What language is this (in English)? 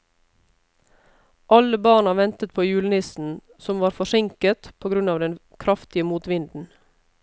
Norwegian